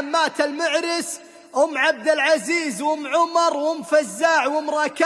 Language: Arabic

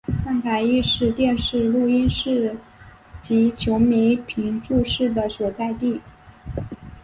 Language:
Chinese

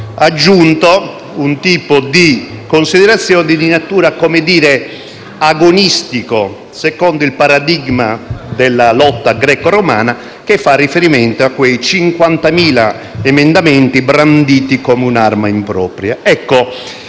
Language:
Italian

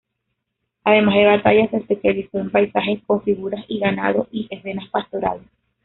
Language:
Spanish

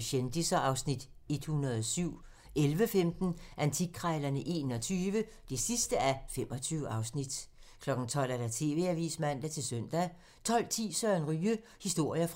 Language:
Danish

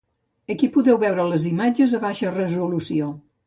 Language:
Catalan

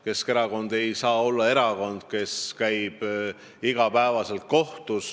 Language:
Estonian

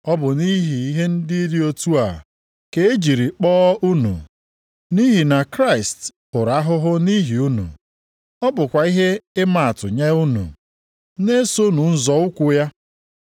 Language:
Igbo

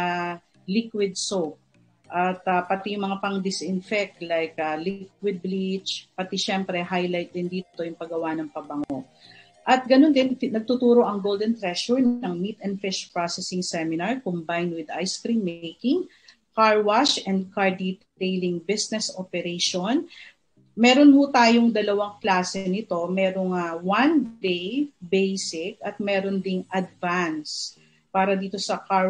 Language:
Filipino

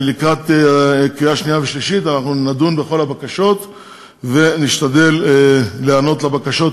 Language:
Hebrew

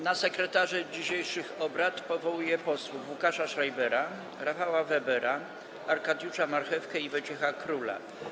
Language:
Polish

